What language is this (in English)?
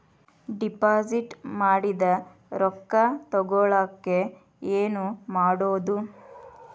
Kannada